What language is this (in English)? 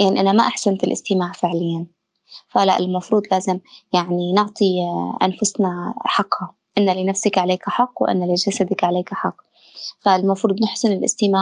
Arabic